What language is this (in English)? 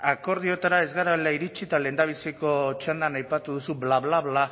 Basque